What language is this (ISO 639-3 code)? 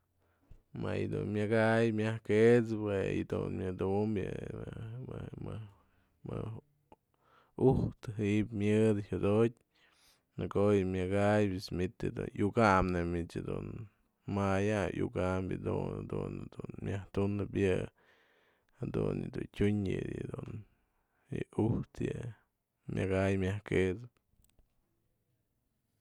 mzl